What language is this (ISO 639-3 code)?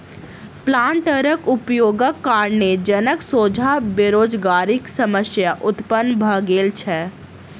mai